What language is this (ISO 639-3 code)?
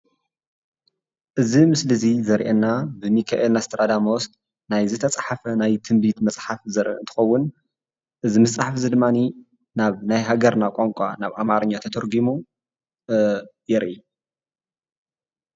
tir